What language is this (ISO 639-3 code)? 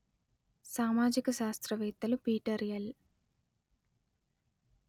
tel